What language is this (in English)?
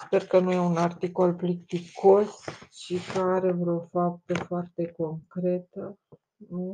Romanian